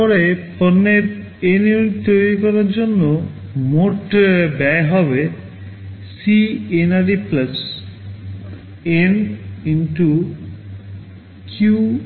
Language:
Bangla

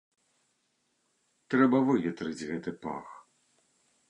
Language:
Belarusian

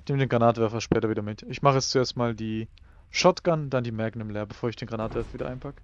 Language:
German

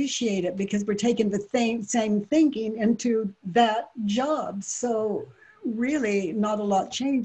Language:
English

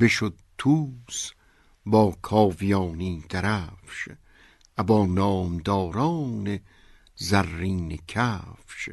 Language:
Persian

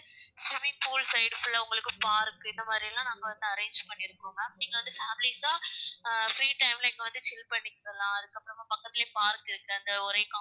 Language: Tamil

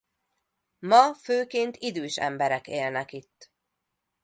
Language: Hungarian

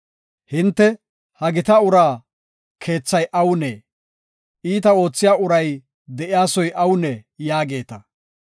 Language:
Gofa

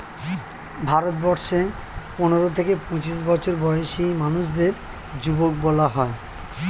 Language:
Bangla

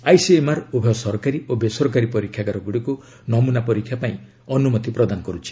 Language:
Odia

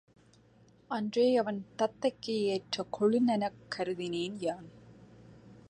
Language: Tamil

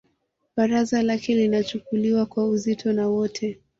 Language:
Swahili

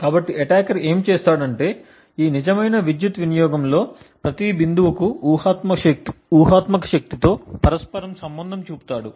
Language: Telugu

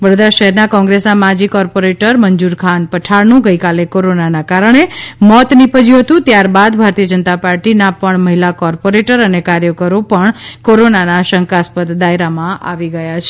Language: Gujarati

